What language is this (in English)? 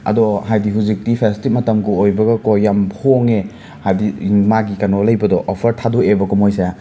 Manipuri